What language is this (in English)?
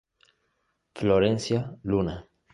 Spanish